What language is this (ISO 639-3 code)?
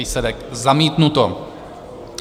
ces